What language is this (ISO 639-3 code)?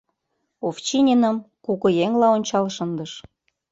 chm